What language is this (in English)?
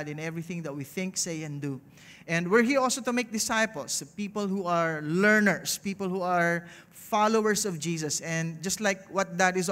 English